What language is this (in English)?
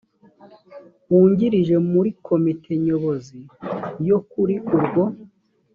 Kinyarwanda